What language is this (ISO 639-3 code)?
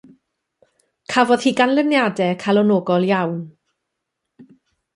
cym